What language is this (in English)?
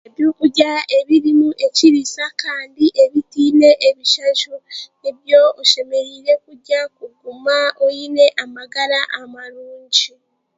Chiga